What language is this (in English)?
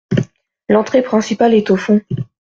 French